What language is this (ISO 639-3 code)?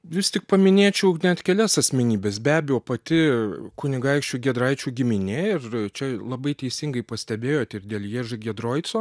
lit